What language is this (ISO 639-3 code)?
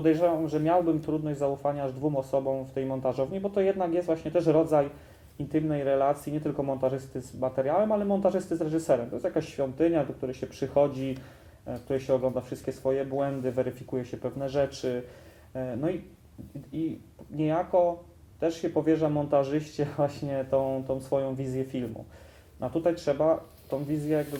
pol